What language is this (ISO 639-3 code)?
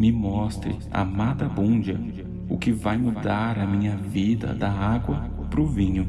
por